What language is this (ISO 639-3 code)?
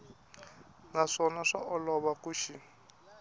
tso